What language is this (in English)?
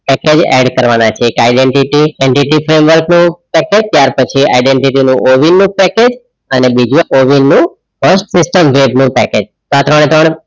Gujarati